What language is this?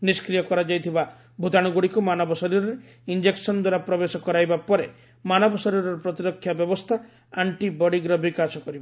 Odia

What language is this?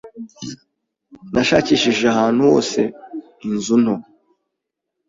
Kinyarwanda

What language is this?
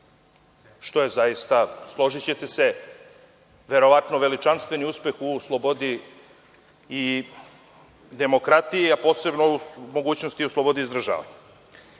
Serbian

